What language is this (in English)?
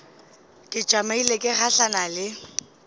Northern Sotho